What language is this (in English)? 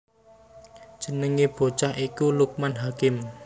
Javanese